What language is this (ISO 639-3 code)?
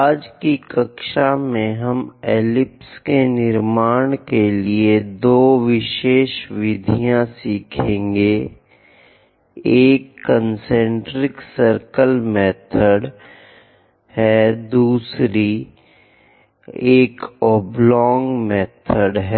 hin